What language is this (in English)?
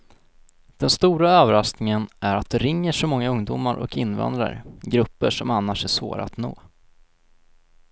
Swedish